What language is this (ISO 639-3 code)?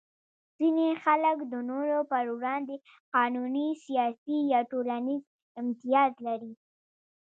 pus